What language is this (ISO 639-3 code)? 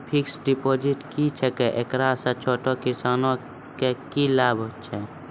mai